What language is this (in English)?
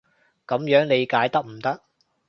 Cantonese